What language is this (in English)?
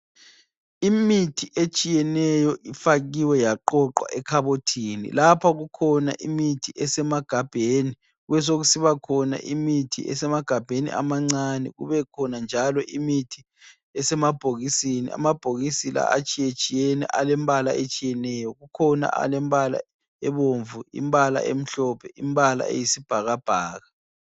North Ndebele